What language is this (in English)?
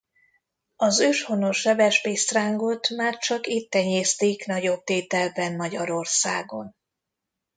Hungarian